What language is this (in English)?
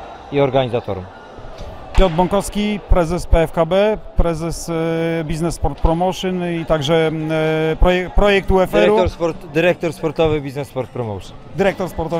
Polish